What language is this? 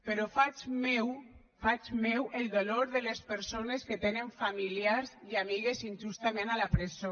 Catalan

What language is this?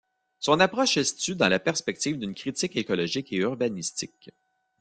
French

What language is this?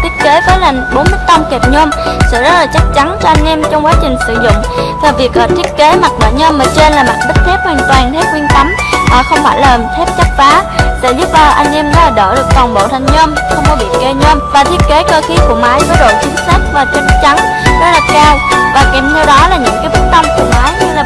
Vietnamese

